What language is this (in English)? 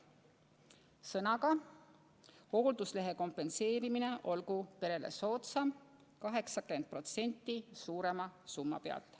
Estonian